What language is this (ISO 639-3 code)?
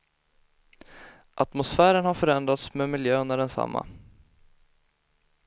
swe